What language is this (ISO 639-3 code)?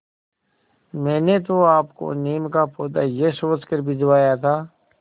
hin